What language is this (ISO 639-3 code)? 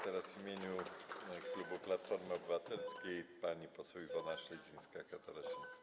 pol